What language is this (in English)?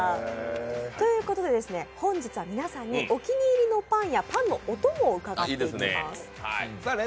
Japanese